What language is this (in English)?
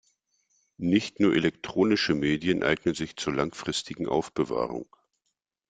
German